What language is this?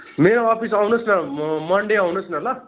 Nepali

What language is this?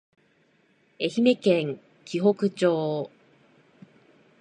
Japanese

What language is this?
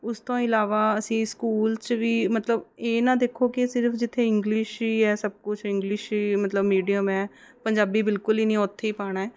Punjabi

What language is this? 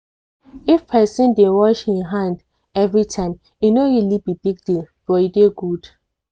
Nigerian Pidgin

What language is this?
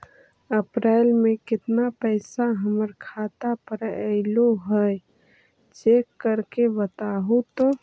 Magahi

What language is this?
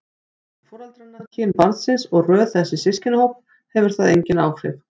Icelandic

